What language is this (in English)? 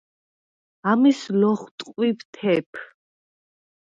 Svan